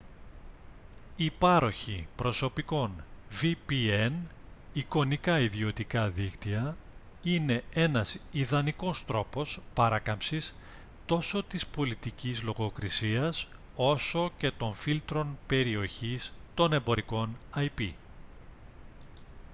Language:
Greek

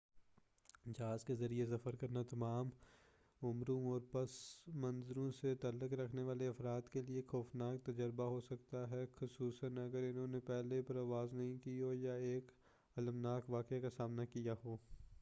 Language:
Urdu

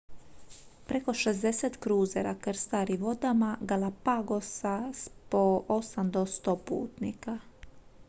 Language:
Croatian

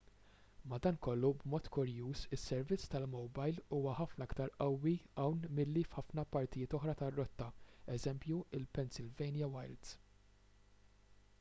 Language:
Maltese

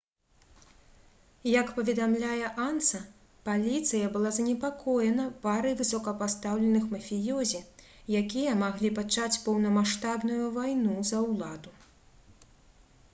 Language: Belarusian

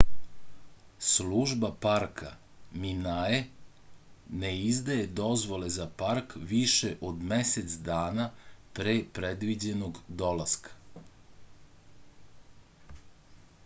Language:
Serbian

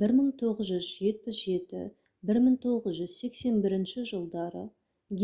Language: Kazakh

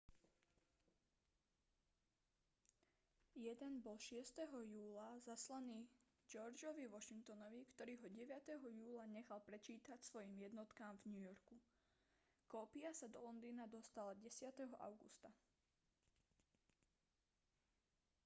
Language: Slovak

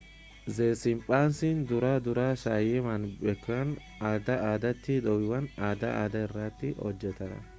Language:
Oromo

